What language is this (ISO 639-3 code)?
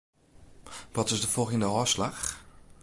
fry